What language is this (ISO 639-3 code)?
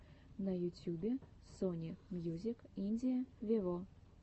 rus